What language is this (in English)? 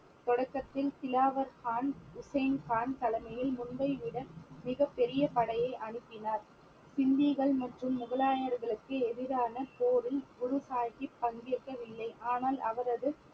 Tamil